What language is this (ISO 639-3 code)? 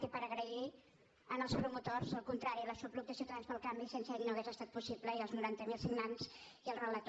cat